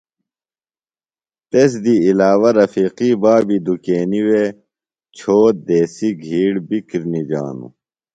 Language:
Phalura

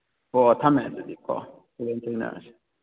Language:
Manipuri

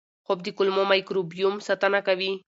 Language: Pashto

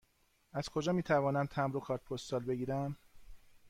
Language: Persian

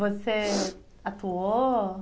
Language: Portuguese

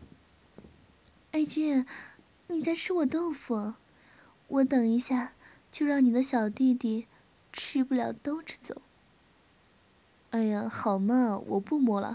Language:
Chinese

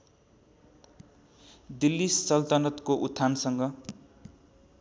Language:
Nepali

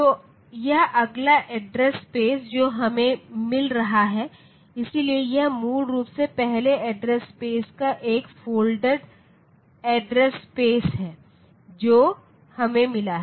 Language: Hindi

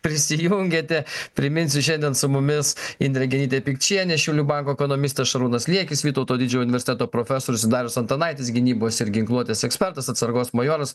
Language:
Lithuanian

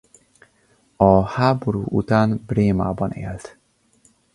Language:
Hungarian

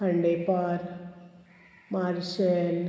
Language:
Konkani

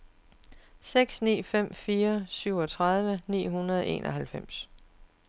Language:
Danish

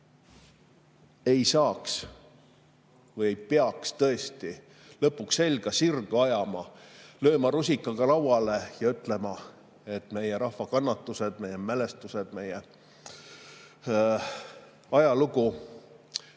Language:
Estonian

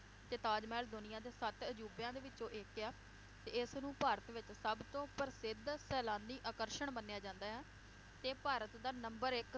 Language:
Punjabi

